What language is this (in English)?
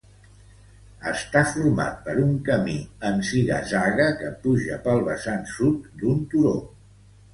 Catalan